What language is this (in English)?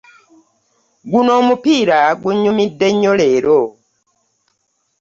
Ganda